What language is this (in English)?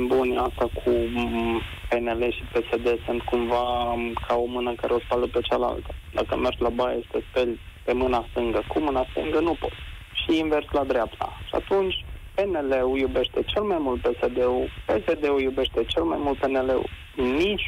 Romanian